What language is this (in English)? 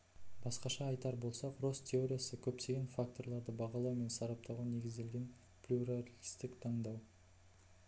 Kazakh